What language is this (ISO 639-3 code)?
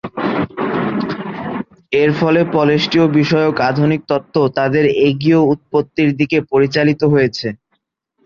ben